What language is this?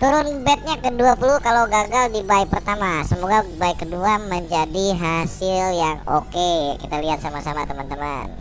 Indonesian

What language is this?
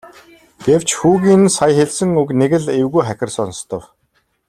Mongolian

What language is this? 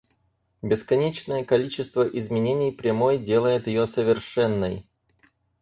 Russian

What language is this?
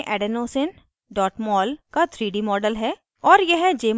Hindi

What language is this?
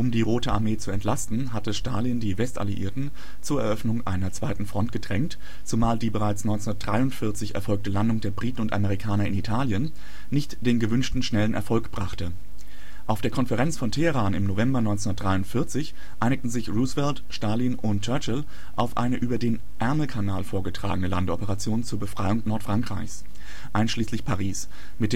German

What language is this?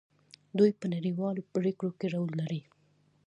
Pashto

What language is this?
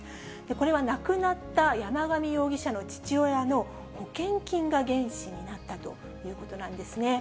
Japanese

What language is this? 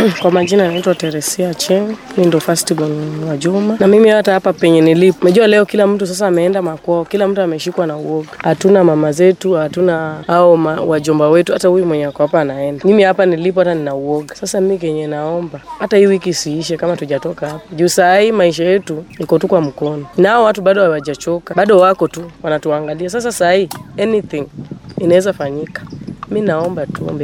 Swahili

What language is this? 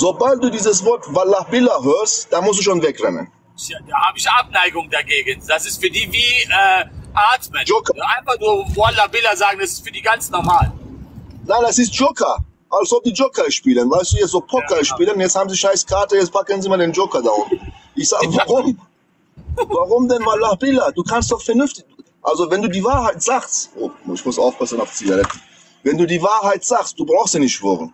German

